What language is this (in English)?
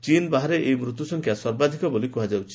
Odia